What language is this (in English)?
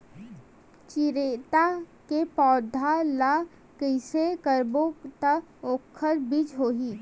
Chhattisgarhi